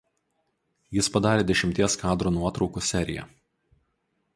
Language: Lithuanian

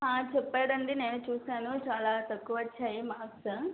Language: Telugu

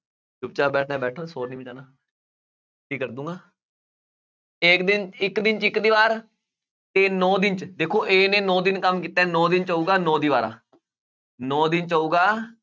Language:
Punjabi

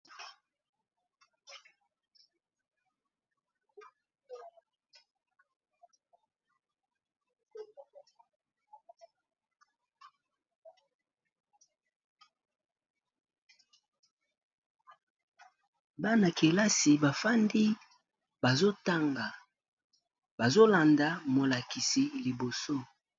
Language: Lingala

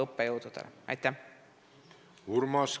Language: Estonian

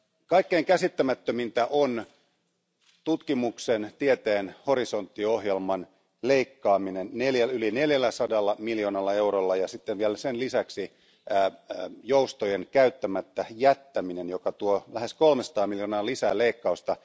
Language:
Finnish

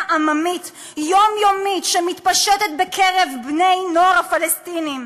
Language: Hebrew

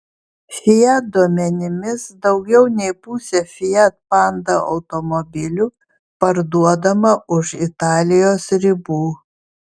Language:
Lithuanian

